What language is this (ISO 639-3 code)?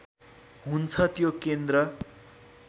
nep